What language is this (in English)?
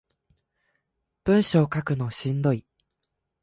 Japanese